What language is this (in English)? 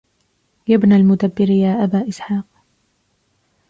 Arabic